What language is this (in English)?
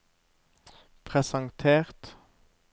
Norwegian